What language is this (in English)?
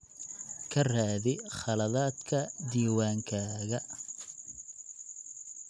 Somali